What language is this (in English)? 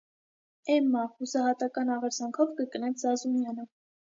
Armenian